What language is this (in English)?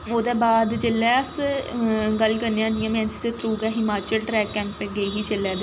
Dogri